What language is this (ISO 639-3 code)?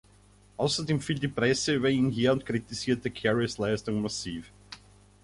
deu